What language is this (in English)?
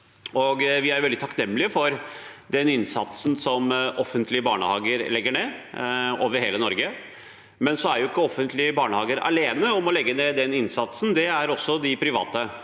Norwegian